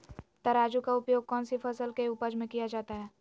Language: Magahi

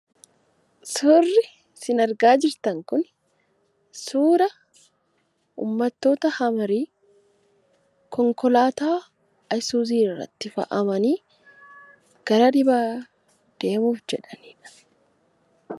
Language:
Oromo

